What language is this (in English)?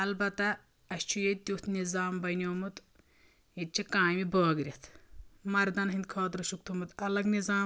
Kashmiri